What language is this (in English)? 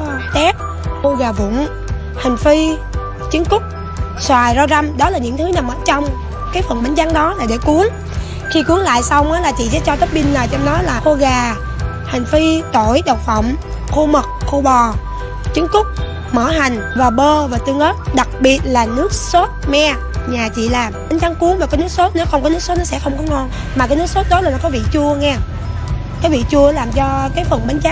Vietnamese